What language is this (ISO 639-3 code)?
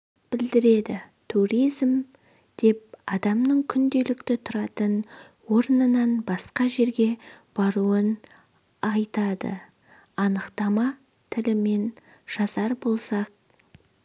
kaz